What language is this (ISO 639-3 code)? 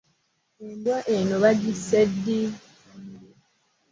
lug